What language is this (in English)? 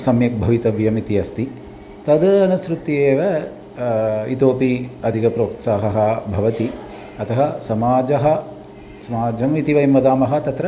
Sanskrit